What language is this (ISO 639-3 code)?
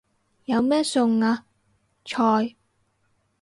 yue